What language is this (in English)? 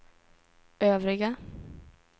Swedish